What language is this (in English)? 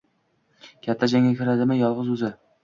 Uzbek